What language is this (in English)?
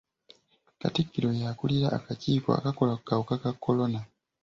Ganda